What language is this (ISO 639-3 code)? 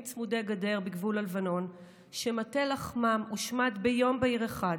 heb